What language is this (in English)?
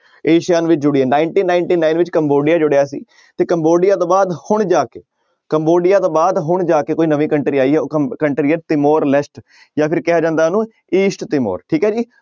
Punjabi